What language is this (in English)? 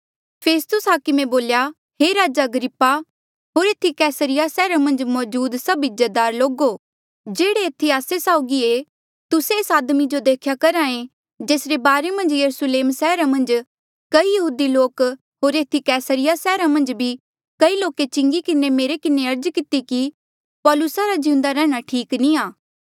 Mandeali